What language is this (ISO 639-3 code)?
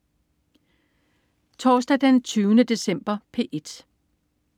dan